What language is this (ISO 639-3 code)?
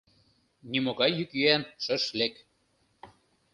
chm